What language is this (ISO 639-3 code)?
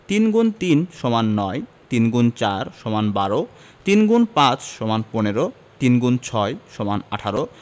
ben